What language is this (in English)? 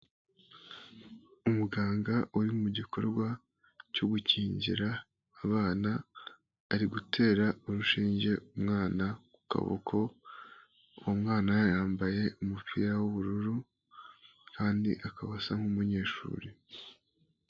Kinyarwanda